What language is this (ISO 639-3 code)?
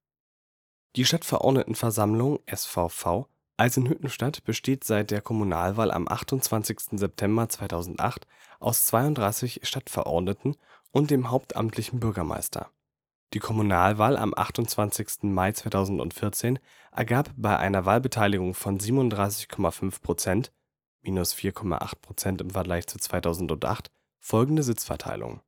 deu